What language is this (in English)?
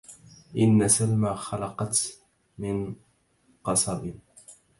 Arabic